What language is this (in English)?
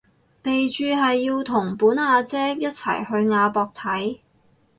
Cantonese